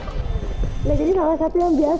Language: Indonesian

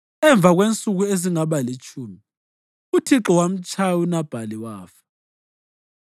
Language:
North Ndebele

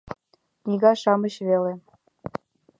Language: Mari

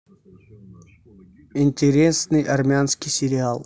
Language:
Russian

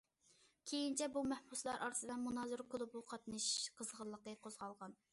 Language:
Uyghur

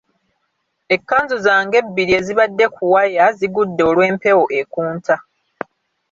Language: Ganda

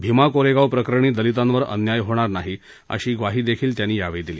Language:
Marathi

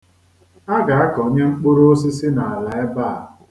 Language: Igbo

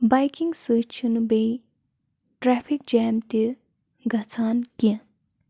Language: Kashmiri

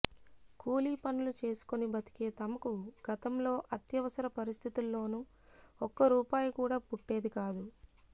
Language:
Telugu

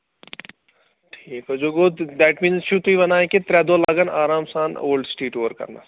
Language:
Kashmiri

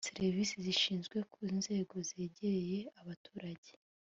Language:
Kinyarwanda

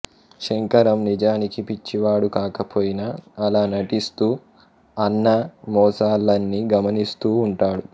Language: Telugu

